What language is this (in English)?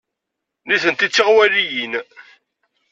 Kabyle